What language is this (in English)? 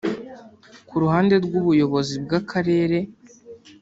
Kinyarwanda